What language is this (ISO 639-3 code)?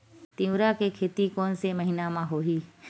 hne